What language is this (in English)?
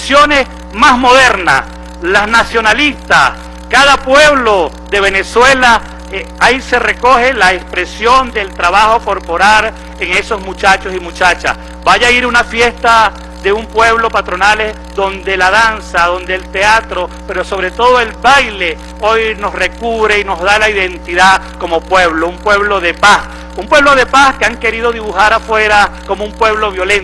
Spanish